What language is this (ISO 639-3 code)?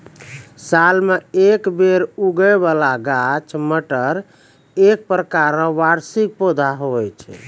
mai